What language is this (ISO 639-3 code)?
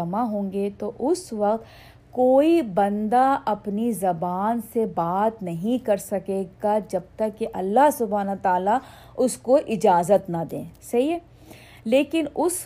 urd